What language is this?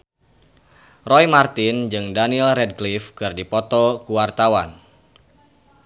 Sundanese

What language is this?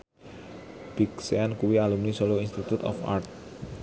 Javanese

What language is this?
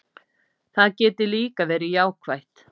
Icelandic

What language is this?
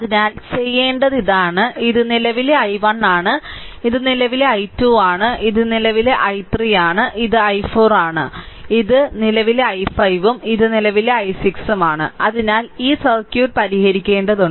Malayalam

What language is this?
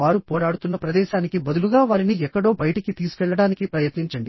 Telugu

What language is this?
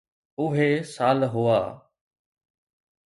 Sindhi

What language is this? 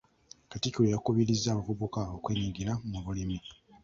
Ganda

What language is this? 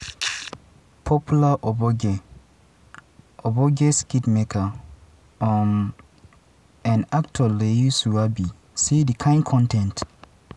Nigerian Pidgin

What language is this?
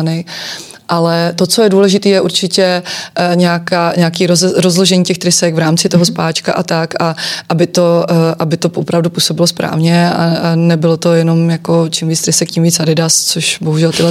Czech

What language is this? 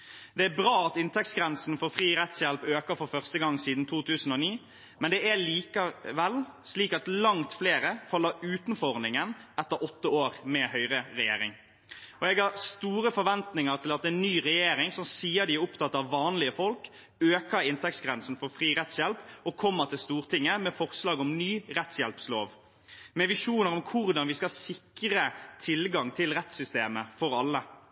Norwegian Bokmål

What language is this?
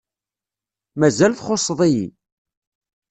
Kabyle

